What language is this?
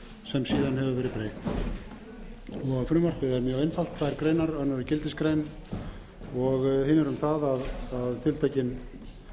Icelandic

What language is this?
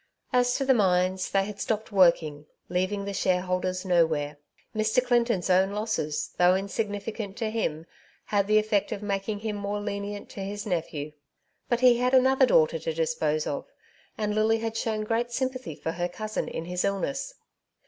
English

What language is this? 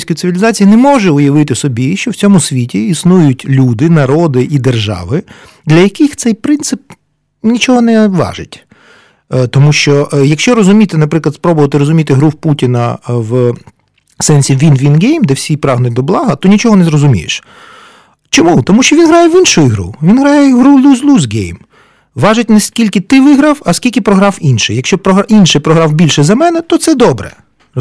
Ukrainian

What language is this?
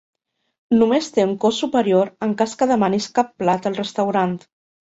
Catalan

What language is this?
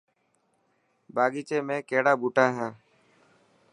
Dhatki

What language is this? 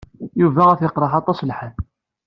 Kabyle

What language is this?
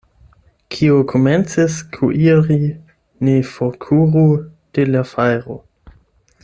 Esperanto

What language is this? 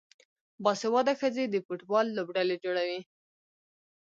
Pashto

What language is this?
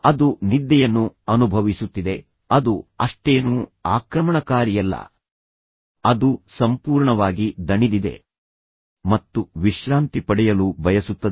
Kannada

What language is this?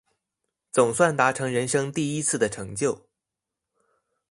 Chinese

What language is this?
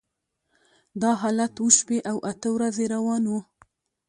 Pashto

